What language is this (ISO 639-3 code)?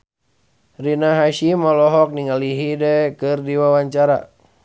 sun